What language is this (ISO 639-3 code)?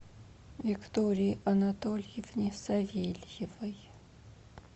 rus